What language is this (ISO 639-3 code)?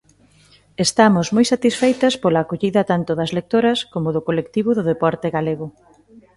glg